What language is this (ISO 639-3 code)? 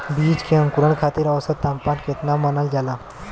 bho